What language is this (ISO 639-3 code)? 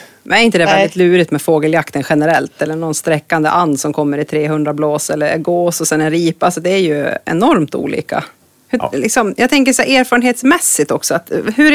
swe